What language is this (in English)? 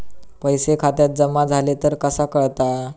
Marathi